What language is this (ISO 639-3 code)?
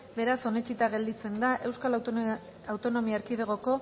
eus